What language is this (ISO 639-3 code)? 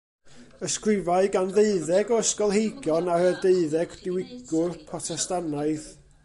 cym